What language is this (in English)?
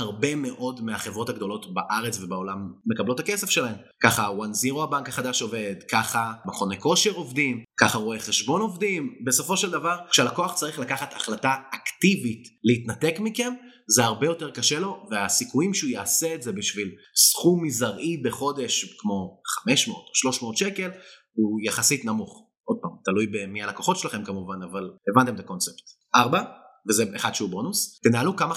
Hebrew